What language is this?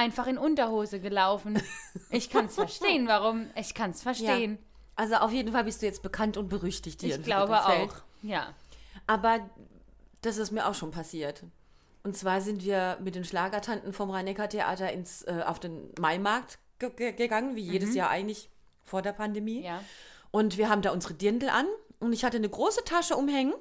German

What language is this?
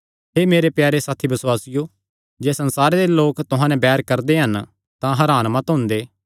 Kangri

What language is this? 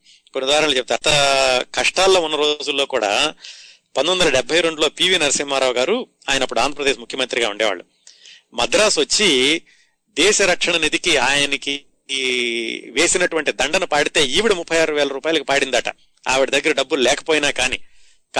Telugu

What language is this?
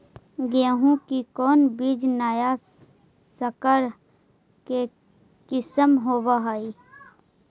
Magahi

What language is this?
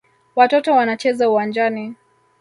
Swahili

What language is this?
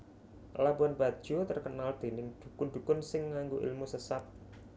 Javanese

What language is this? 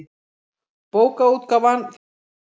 Icelandic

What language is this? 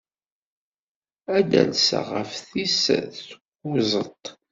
Kabyle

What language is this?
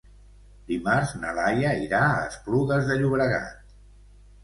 Catalan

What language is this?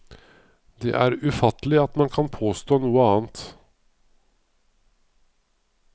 Norwegian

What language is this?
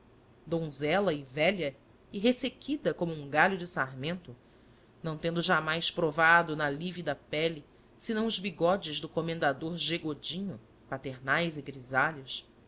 Portuguese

